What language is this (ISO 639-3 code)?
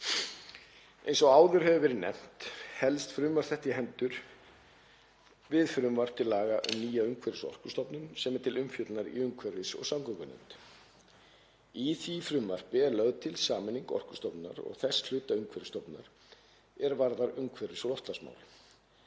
isl